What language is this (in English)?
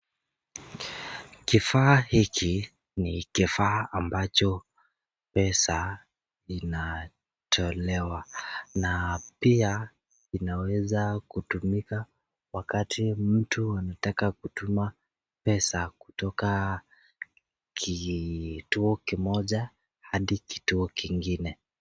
Swahili